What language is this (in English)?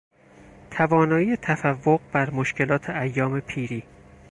Persian